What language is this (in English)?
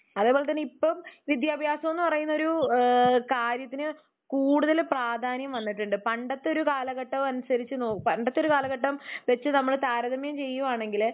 Malayalam